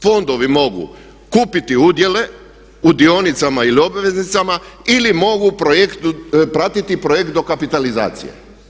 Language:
Croatian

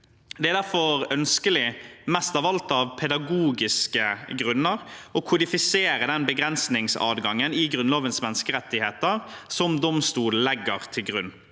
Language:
Norwegian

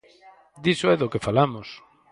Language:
Galician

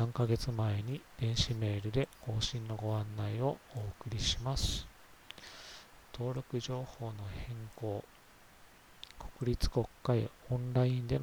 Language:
Japanese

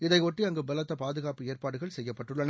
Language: Tamil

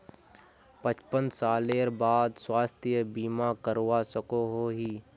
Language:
Magahi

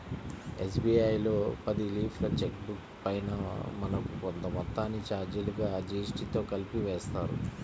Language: Telugu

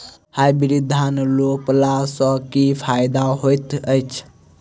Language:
Maithili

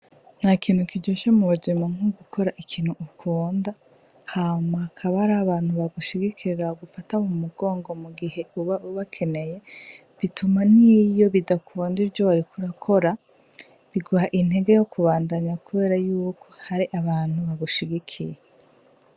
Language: Rundi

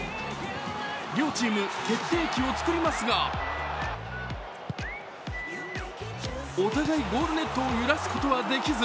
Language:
Japanese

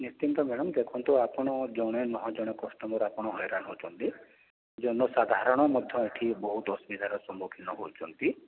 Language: Odia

